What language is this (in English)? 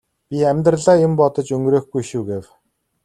Mongolian